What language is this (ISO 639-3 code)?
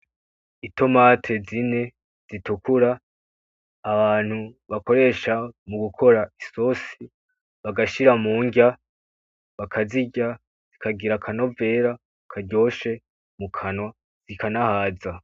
run